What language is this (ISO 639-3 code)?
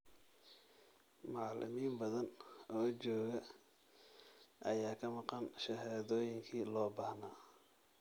som